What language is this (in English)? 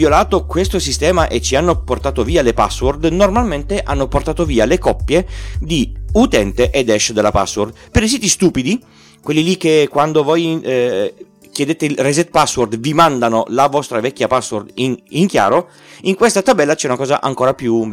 Italian